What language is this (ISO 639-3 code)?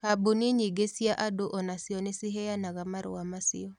kik